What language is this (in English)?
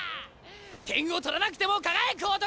Japanese